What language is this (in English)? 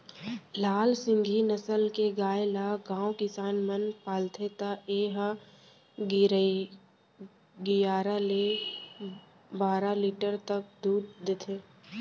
Chhattisgarhi